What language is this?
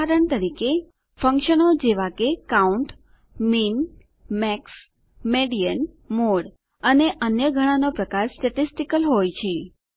Gujarati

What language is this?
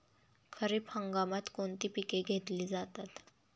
Marathi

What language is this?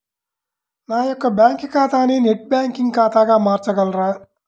Telugu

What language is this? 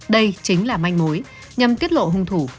Vietnamese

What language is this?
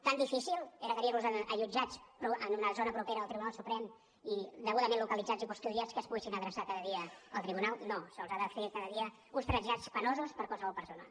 Catalan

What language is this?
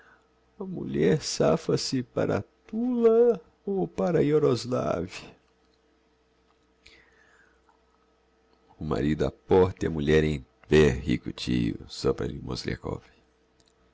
Portuguese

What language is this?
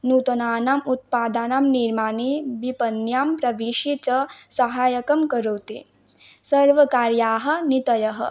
Sanskrit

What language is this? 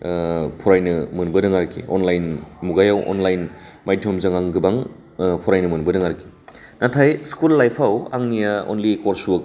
Bodo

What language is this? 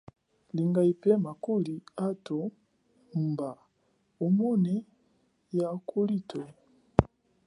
Chokwe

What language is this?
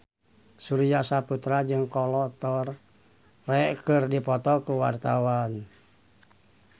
Sundanese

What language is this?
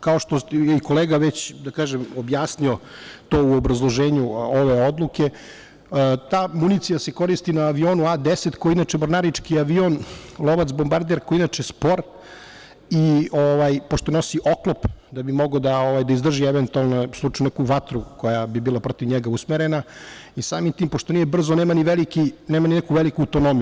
Serbian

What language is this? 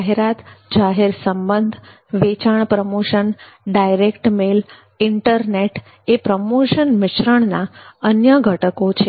Gujarati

